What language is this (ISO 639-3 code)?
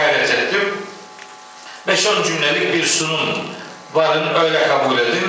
tur